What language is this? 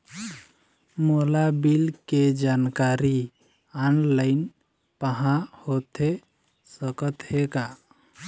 Chhattisgarhi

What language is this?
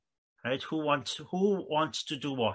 Welsh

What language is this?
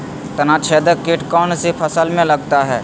Magahi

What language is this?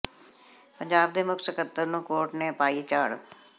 Punjabi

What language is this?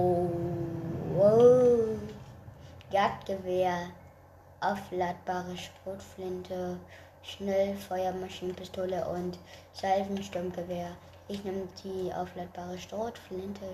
German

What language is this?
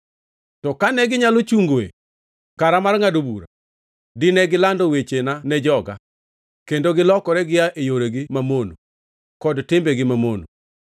Luo (Kenya and Tanzania)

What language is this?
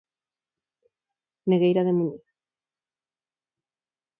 Galician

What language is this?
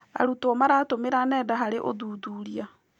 Kikuyu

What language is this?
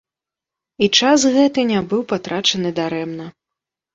Belarusian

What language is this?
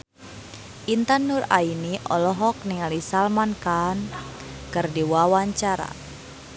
Sundanese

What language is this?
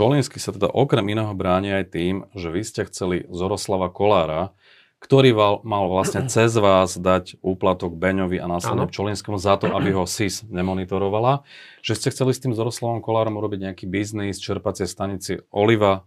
Slovak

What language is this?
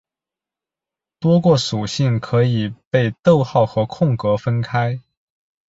Chinese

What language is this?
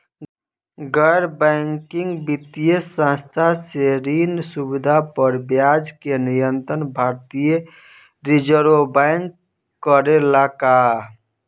Bhojpuri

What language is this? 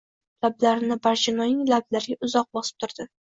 Uzbek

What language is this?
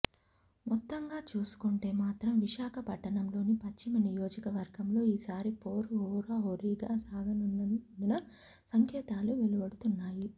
Telugu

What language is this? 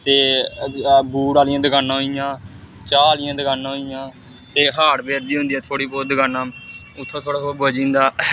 Dogri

